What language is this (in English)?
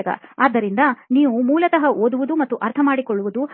Kannada